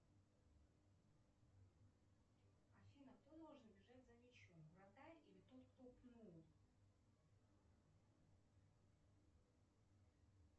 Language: Russian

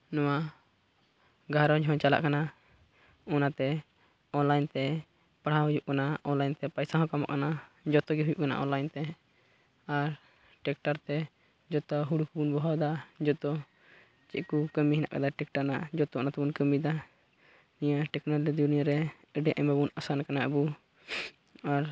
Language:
Santali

